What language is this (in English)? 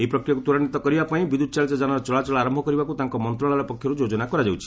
Odia